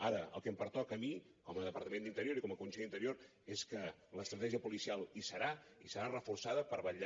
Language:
Catalan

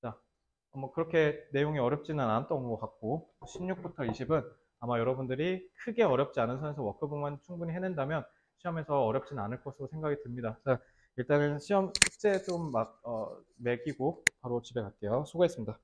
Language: Korean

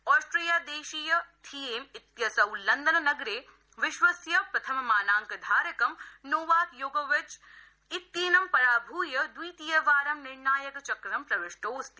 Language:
Sanskrit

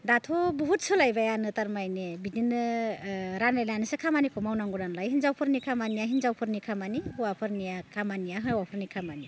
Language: Bodo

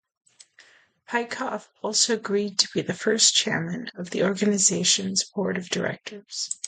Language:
English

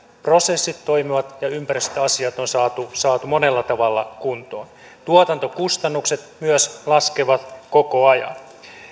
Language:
Finnish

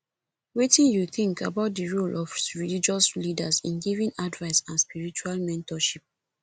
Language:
Nigerian Pidgin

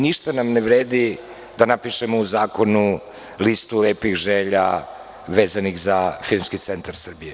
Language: Serbian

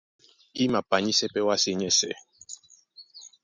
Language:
Duala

